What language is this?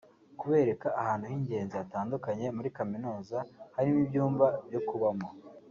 Kinyarwanda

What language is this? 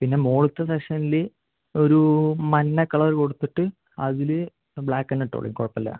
Malayalam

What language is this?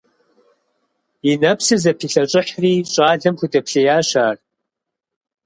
Kabardian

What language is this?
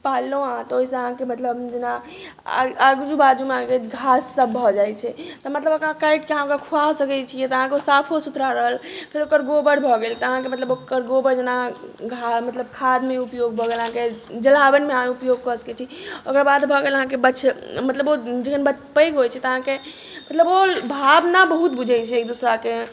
Maithili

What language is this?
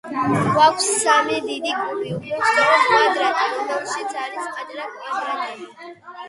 Georgian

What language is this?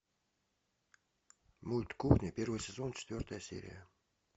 Russian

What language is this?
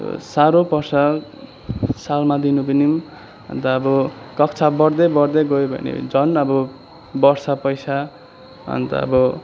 Nepali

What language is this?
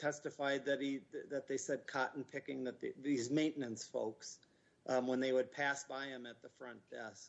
English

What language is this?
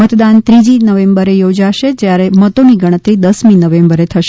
Gujarati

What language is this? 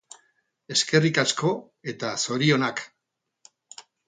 Basque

